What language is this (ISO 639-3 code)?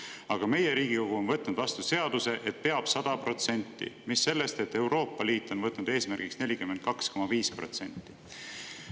est